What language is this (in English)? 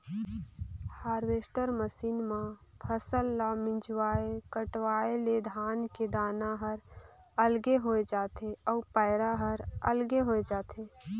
Chhattisgarhi